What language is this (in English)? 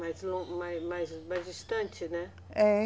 Portuguese